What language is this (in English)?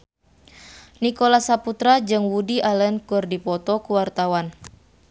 Sundanese